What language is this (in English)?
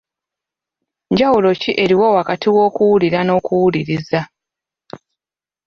Ganda